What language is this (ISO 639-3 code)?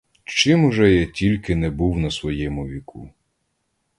ukr